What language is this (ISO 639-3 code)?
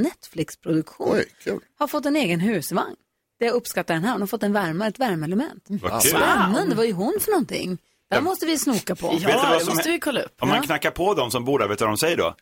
swe